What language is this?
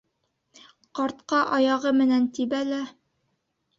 Bashkir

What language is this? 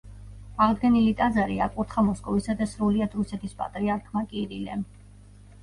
Georgian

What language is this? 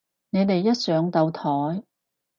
Cantonese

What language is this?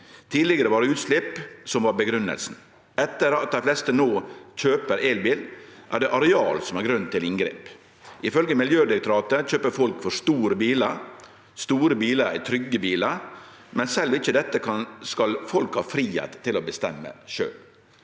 Norwegian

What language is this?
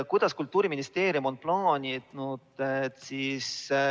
Estonian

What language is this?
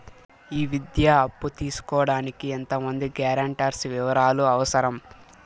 Telugu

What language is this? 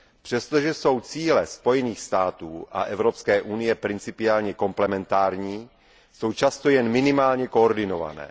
Czech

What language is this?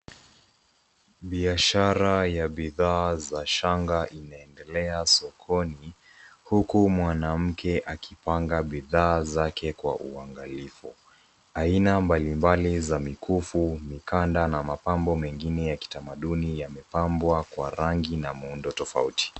Swahili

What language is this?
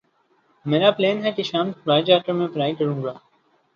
Urdu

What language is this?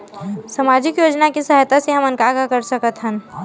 Chhattisgarhi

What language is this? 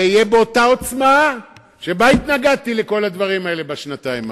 Hebrew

